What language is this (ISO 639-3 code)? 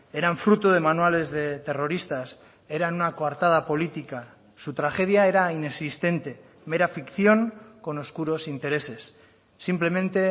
spa